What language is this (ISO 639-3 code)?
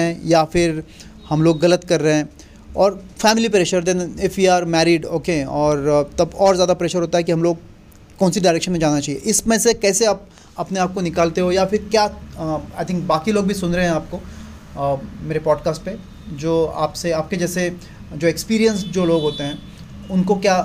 hin